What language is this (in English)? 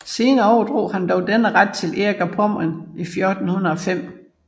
Danish